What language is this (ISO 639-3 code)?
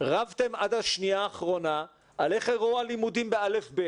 heb